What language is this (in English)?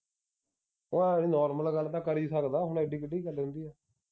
Punjabi